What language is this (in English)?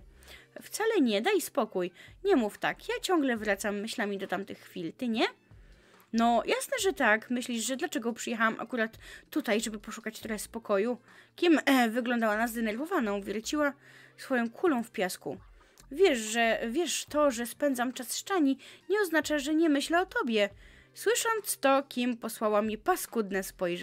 Polish